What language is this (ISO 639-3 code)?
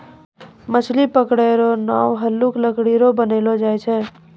mai